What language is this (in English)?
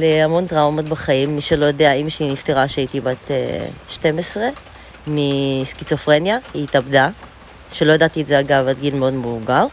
Hebrew